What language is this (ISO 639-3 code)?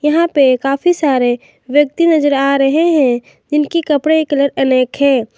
hin